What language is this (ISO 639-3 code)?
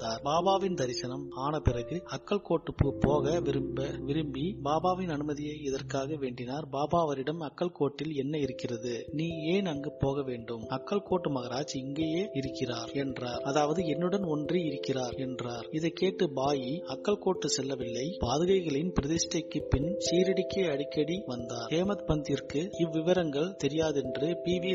tam